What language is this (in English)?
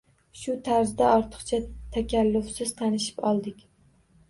Uzbek